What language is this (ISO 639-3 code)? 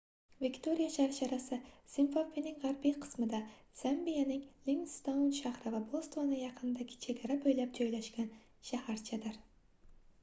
uzb